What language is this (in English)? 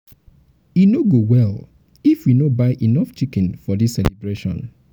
Nigerian Pidgin